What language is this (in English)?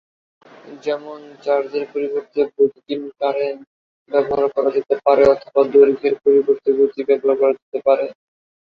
Bangla